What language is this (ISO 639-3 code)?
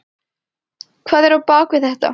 isl